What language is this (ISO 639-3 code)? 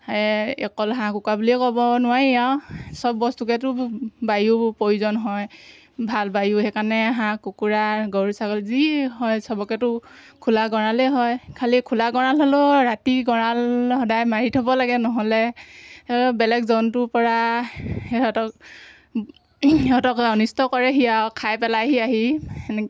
asm